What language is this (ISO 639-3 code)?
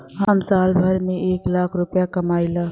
bho